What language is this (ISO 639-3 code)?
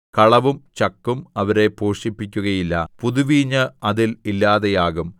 mal